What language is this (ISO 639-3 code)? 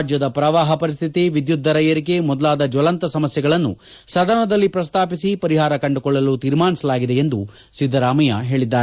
kan